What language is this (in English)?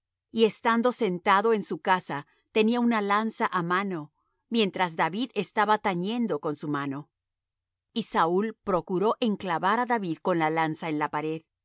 Spanish